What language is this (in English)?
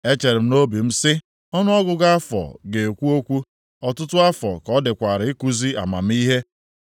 Igbo